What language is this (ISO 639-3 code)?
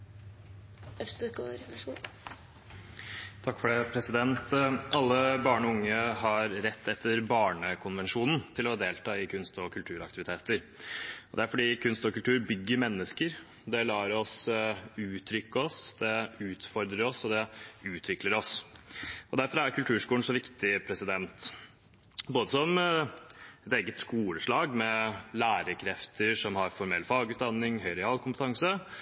nob